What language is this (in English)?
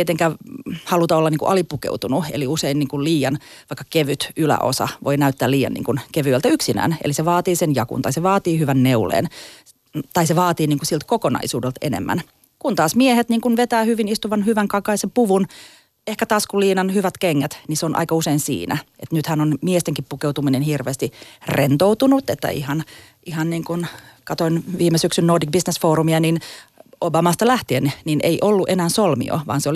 Finnish